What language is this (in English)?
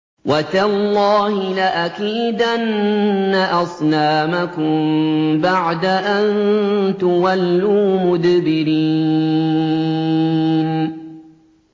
Arabic